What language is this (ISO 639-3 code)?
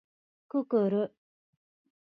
jpn